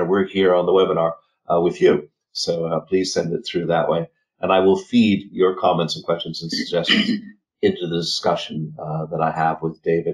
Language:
English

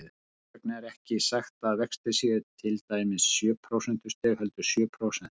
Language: Icelandic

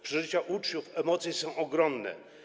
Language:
Polish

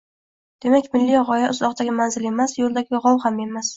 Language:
Uzbek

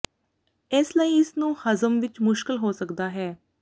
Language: Punjabi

